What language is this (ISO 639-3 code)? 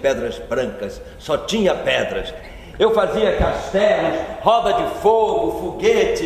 por